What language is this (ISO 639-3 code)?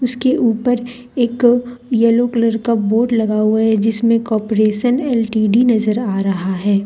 hin